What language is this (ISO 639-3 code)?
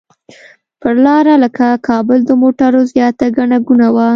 pus